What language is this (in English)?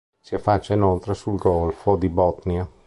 Italian